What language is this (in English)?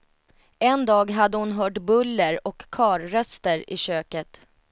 Swedish